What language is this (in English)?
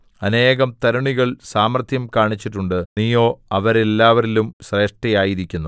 Malayalam